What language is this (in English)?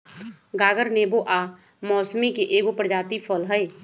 Magahi